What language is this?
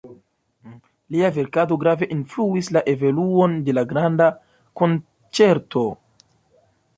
Esperanto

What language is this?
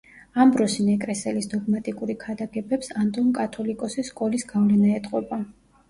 Georgian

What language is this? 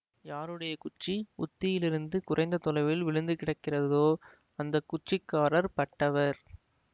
Tamil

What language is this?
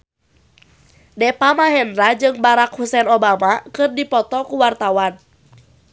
Sundanese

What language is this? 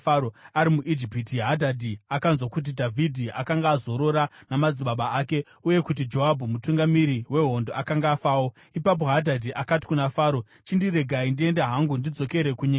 Shona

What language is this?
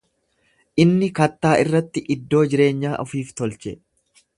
Oromo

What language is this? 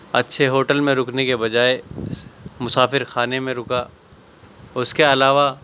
Urdu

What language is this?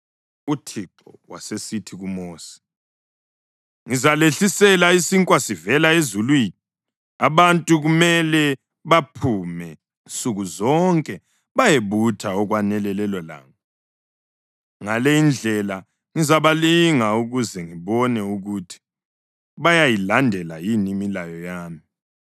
North Ndebele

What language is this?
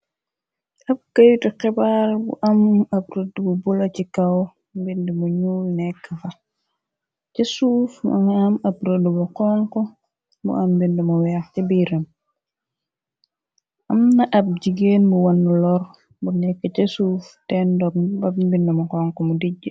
Wolof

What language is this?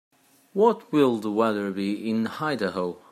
English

